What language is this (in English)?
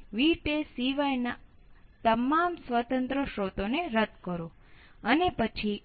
Gujarati